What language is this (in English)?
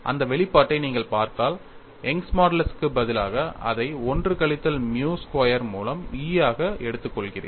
Tamil